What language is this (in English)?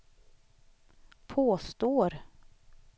Swedish